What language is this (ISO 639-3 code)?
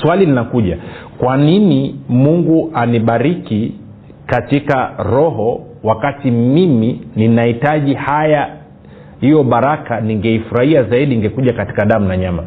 swa